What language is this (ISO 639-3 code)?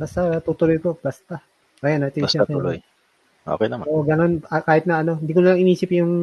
fil